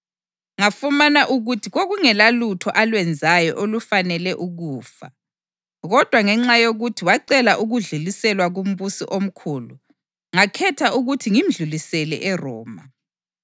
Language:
North Ndebele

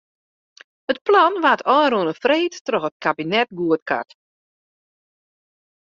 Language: Western Frisian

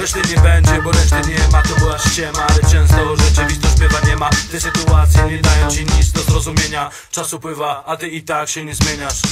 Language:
Polish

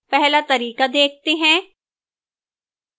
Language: Hindi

